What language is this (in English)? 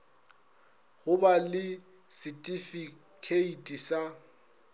Northern Sotho